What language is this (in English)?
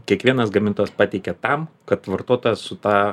Lithuanian